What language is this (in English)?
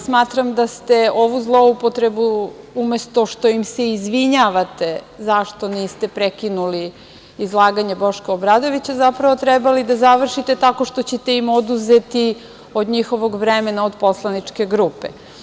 Serbian